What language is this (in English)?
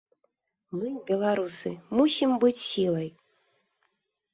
Belarusian